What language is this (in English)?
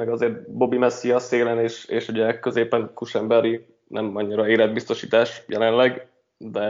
Hungarian